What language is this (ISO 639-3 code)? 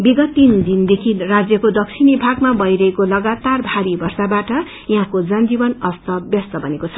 nep